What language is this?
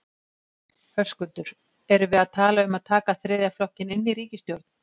Icelandic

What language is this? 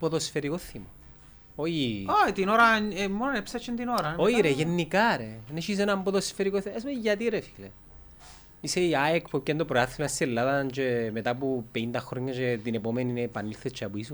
Greek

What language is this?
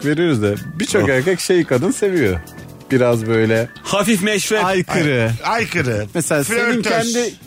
Turkish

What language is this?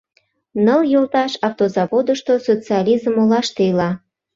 Mari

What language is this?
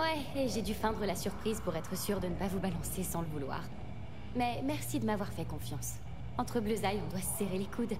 French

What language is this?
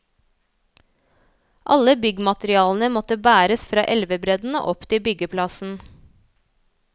Norwegian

